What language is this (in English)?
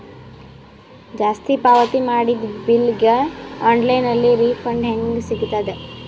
Kannada